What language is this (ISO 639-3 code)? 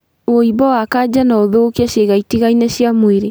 kik